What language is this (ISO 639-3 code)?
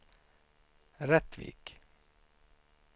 swe